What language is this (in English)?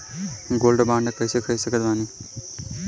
Bhojpuri